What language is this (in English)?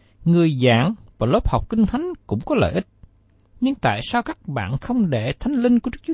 Vietnamese